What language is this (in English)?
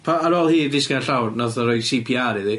Welsh